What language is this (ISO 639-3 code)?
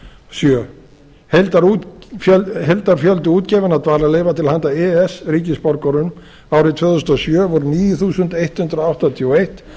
isl